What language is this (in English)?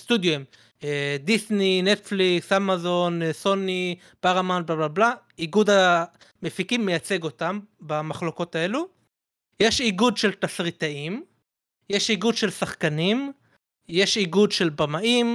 Hebrew